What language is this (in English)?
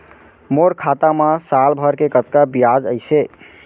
Chhattisgarhi